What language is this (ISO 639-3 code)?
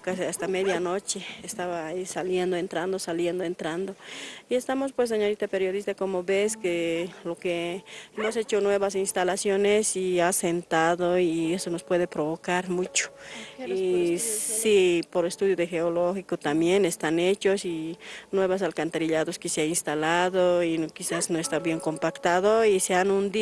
spa